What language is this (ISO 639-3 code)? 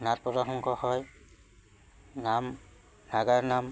asm